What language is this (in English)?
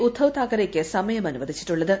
Malayalam